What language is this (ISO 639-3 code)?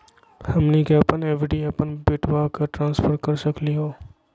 mag